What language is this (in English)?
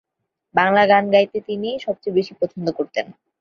Bangla